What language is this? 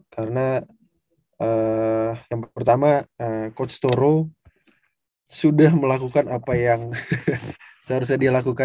Indonesian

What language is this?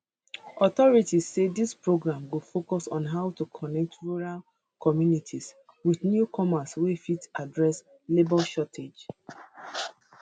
Nigerian Pidgin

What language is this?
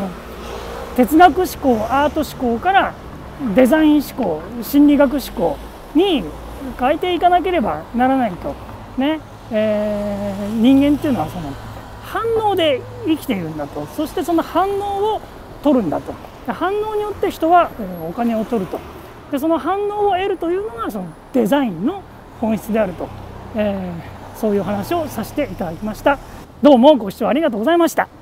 Japanese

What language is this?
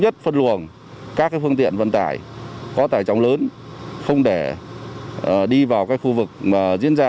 Vietnamese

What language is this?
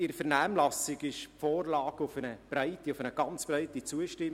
Swiss German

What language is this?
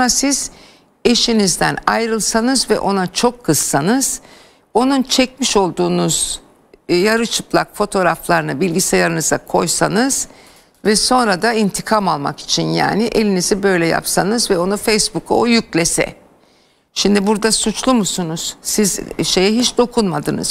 Turkish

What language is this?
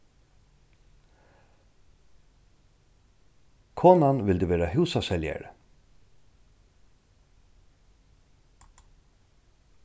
Faroese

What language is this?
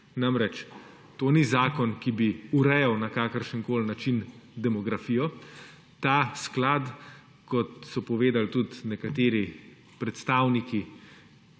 Slovenian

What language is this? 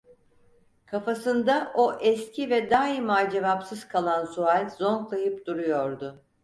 Turkish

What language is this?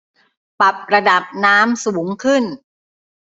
Thai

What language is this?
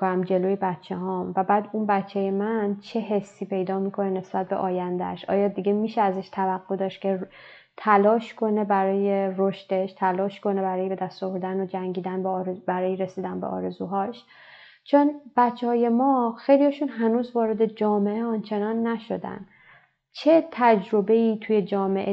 Persian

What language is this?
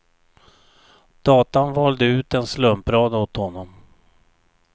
Swedish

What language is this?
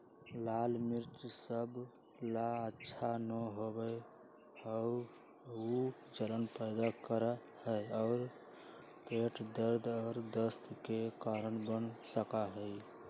Magahi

